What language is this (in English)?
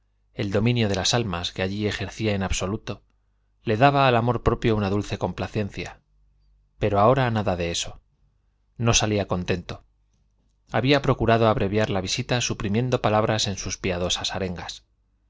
Spanish